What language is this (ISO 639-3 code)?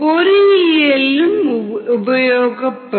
tam